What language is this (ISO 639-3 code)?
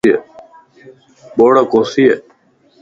lss